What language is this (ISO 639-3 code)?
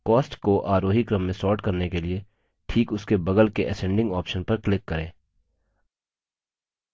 hin